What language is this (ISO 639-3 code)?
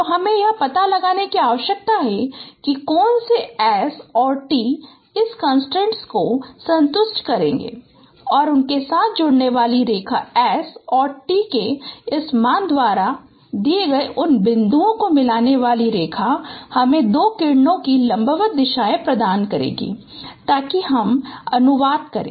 hin